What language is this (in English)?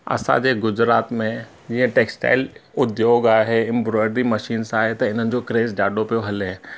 Sindhi